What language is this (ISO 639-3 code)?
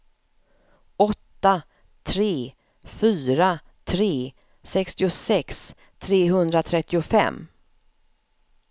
swe